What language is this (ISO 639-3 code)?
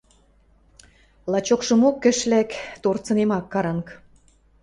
mrj